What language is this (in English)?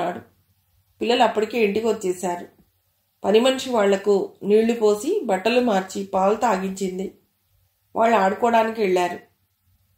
Telugu